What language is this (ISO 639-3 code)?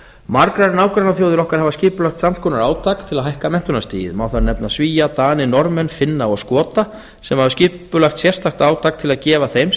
isl